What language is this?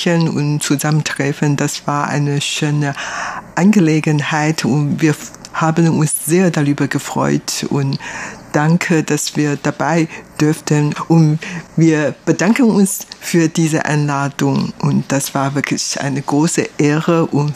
German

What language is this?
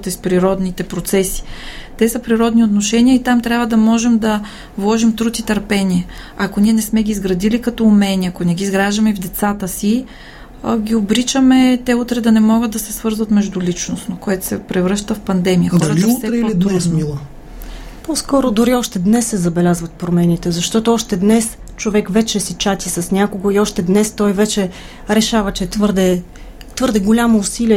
Bulgarian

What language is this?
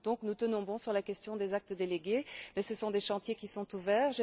French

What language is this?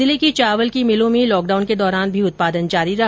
Hindi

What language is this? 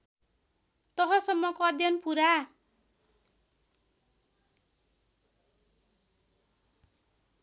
Nepali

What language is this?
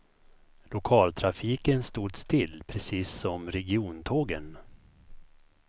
Swedish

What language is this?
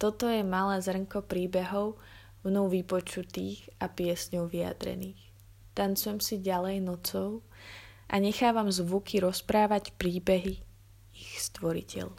Slovak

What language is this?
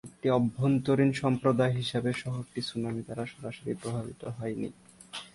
Bangla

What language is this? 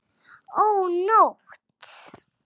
Icelandic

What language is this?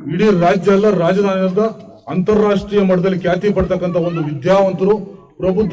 Korean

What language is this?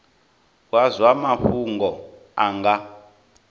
Venda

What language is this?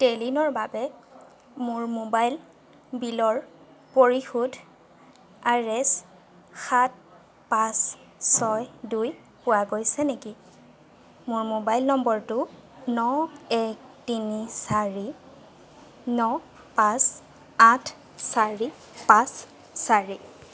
Assamese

